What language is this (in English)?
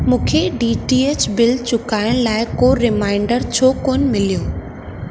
Sindhi